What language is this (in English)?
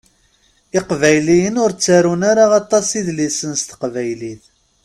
Kabyle